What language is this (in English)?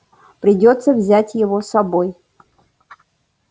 Russian